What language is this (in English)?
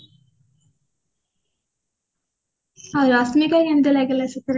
Odia